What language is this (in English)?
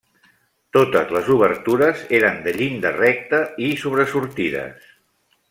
Catalan